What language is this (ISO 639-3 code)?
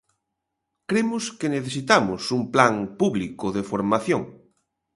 glg